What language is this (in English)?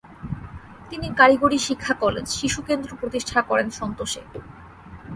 Bangla